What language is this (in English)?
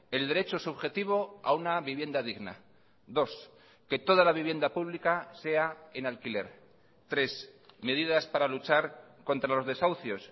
Spanish